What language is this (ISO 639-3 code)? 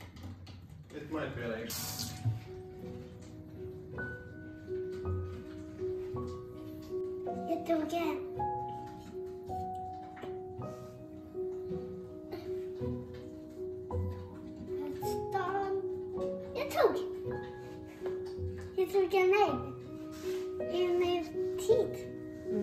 kor